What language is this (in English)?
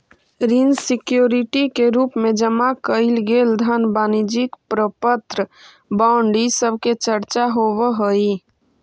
Magahi